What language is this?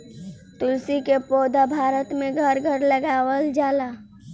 Bhojpuri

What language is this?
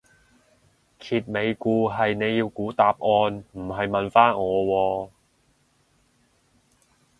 Cantonese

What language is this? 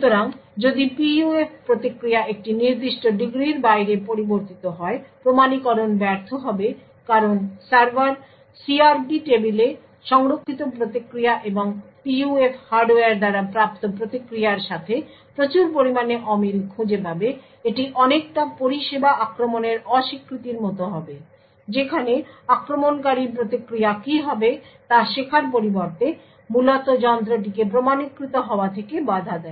Bangla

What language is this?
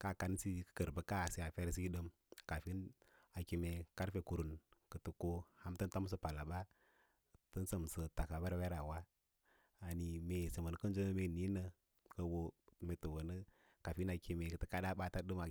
Lala-Roba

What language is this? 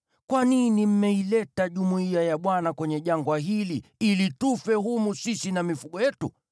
Swahili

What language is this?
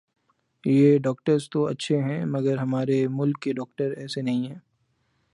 Urdu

